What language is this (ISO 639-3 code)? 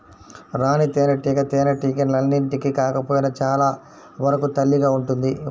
tel